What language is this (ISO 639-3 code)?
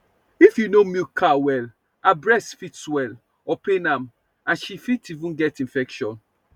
pcm